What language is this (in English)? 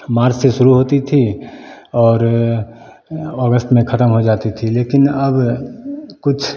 Hindi